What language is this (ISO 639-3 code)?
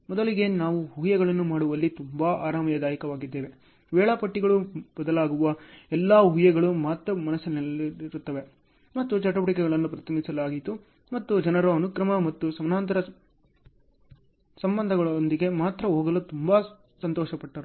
kan